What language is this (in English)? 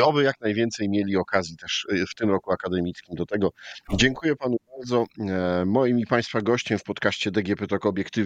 Polish